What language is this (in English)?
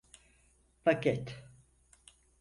Turkish